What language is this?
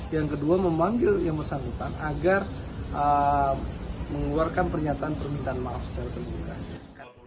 Indonesian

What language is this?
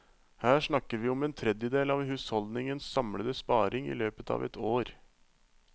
Norwegian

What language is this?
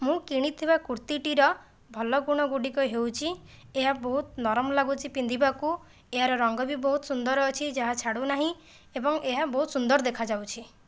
Odia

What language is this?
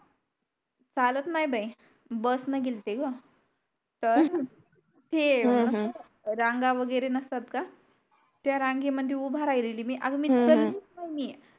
Marathi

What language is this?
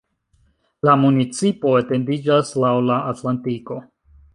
Esperanto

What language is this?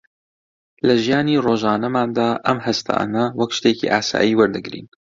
Central Kurdish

